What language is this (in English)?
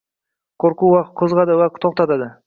Uzbek